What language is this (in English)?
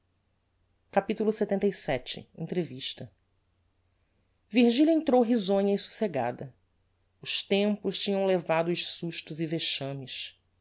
Portuguese